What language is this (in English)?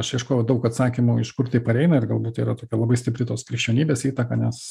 Lithuanian